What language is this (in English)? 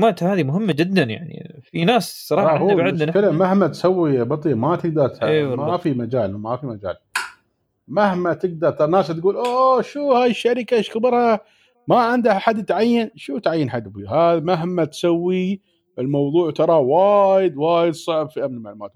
Arabic